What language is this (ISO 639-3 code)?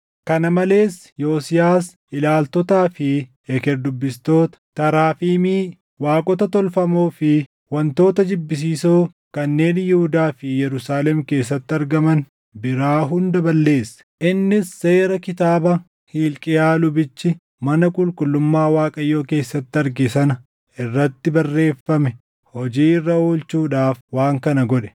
orm